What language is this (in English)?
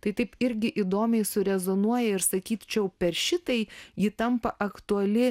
Lithuanian